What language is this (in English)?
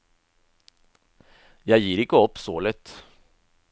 Norwegian